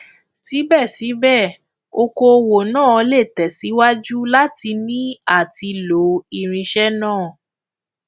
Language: Yoruba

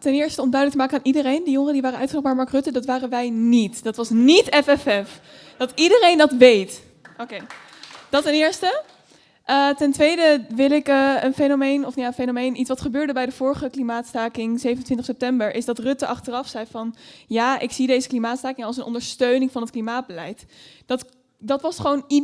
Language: Dutch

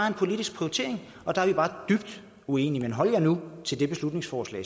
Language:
Danish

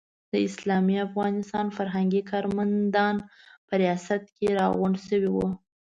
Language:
Pashto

